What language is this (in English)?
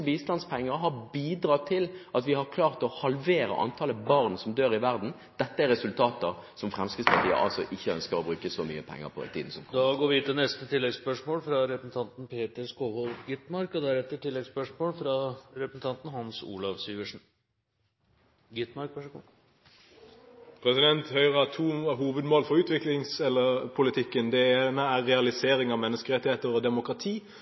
Norwegian Bokmål